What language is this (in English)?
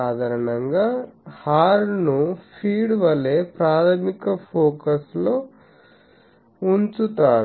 Telugu